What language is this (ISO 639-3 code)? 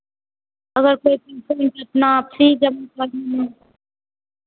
hin